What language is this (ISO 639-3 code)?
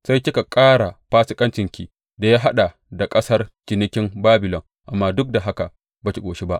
hau